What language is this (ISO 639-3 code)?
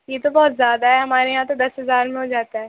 urd